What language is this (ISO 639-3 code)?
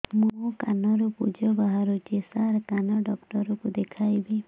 ori